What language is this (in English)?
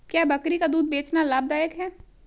Hindi